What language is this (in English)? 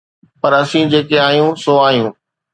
Sindhi